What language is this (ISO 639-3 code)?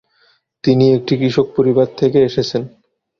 ben